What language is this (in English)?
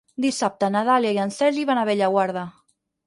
Catalan